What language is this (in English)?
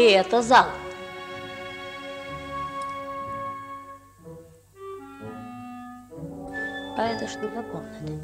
Russian